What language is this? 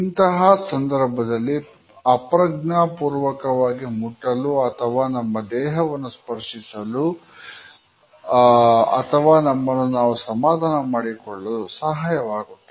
Kannada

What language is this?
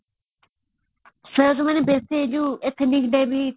Odia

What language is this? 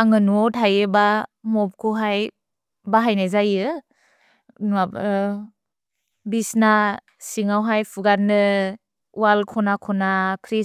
Bodo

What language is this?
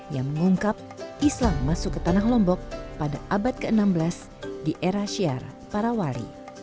Indonesian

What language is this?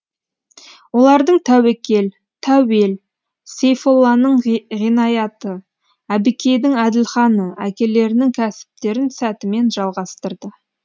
Kazakh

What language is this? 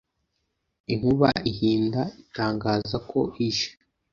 Kinyarwanda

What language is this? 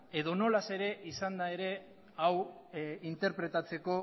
Basque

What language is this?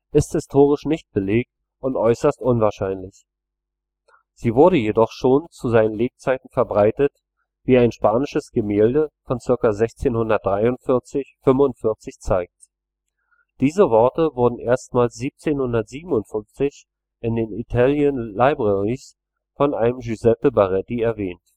German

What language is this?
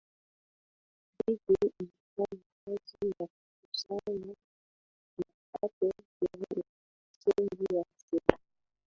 Swahili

